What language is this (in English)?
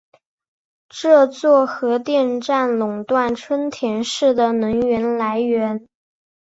Chinese